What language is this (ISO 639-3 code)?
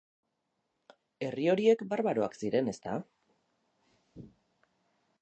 eus